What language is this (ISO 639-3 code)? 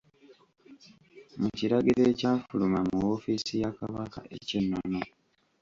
lug